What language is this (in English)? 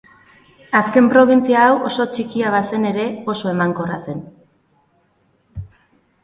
Basque